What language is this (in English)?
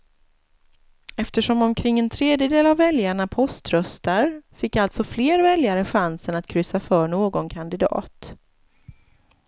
Swedish